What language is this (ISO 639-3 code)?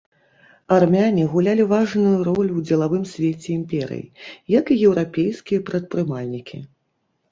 bel